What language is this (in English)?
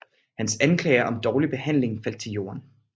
Danish